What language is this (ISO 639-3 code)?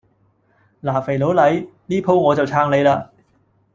yue